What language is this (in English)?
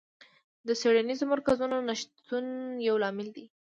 Pashto